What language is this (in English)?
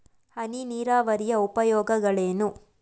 Kannada